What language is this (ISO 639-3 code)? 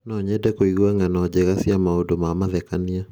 kik